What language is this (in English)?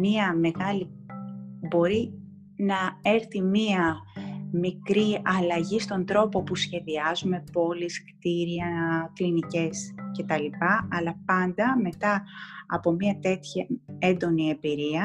Greek